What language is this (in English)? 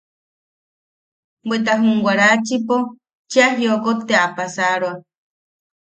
Yaqui